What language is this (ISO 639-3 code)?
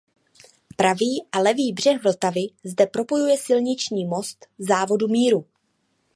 ces